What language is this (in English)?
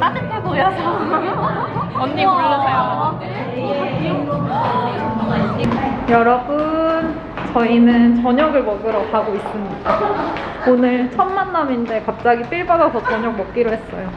Korean